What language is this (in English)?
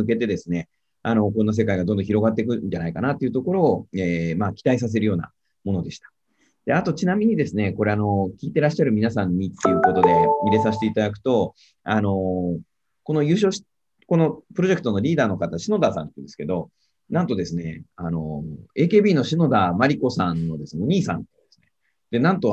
Japanese